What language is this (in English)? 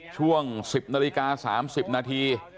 Thai